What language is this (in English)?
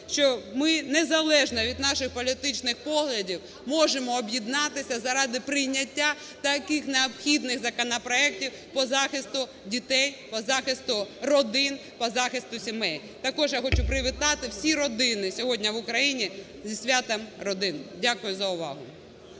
Ukrainian